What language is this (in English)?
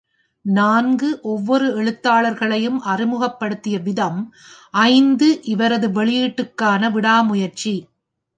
Tamil